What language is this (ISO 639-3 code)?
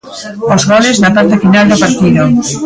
glg